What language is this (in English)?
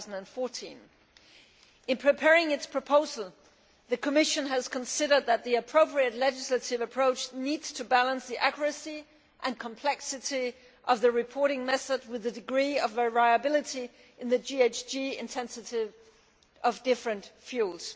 English